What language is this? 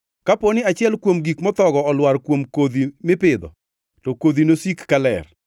Luo (Kenya and Tanzania)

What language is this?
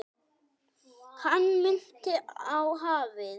Icelandic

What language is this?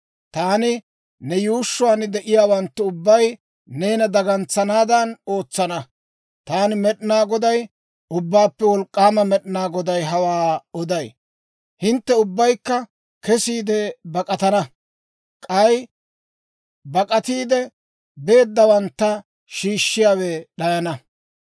Dawro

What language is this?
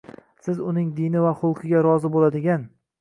Uzbek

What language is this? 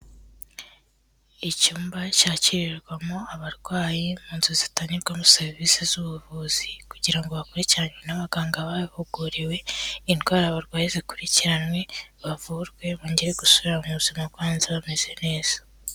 Kinyarwanda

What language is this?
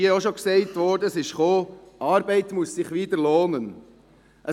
Swiss German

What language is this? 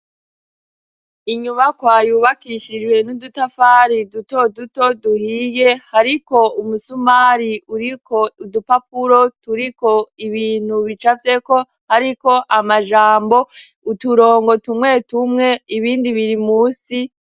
Rundi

